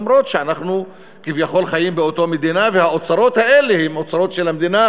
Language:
Hebrew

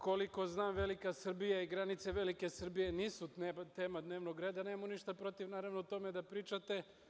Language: Serbian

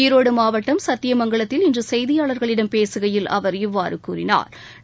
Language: Tamil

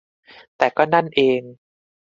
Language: Thai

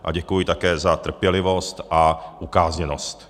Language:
Czech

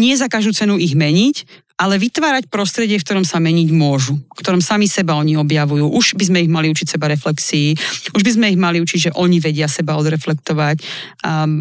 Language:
Slovak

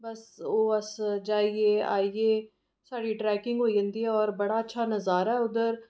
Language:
Dogri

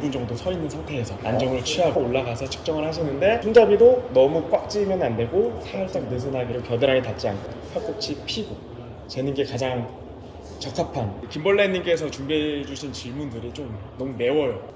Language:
Korean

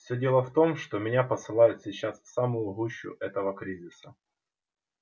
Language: Russian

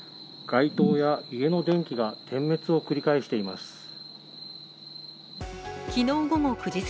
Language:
Japanese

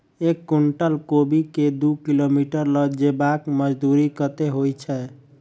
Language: Maithili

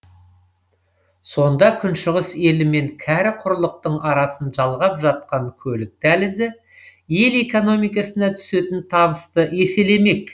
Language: Kazakh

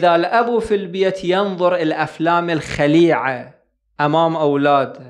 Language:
Arabic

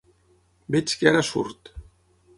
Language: Catalan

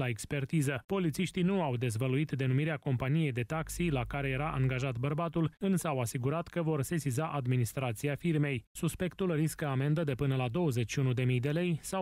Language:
Romanian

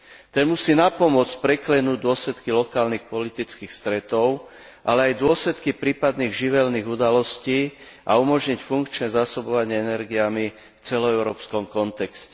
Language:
Slovak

